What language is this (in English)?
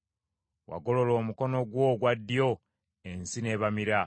Ganda